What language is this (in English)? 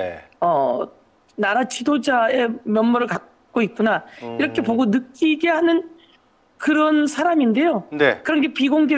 Korean